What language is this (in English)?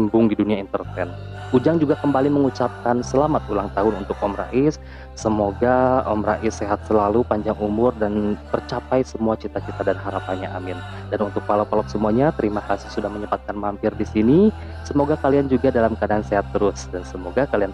Indonesian